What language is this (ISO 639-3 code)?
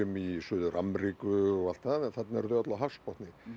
isl